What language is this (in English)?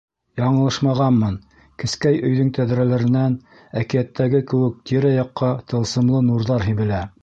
Bashkir